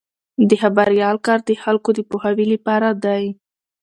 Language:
Pashto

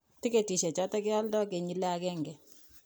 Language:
Kalenjin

